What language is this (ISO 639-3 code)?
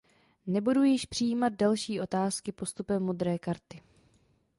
ces